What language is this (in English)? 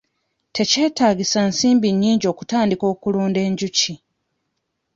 Ganda